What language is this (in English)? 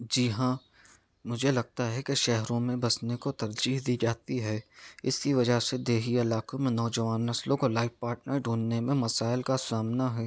Urdu